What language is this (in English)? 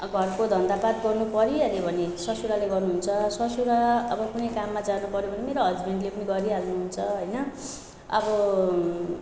Nepali